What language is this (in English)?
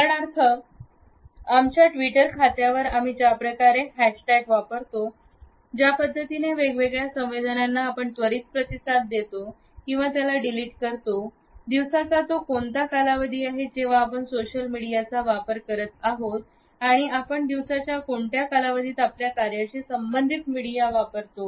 Marathi